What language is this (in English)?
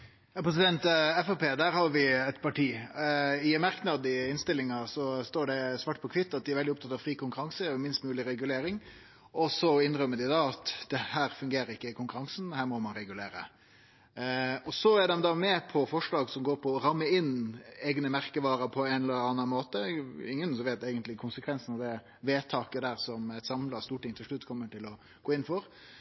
Norwegian Nynorsk